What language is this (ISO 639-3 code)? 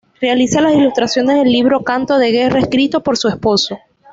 spa